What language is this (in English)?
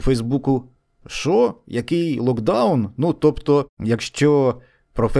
Ukrainian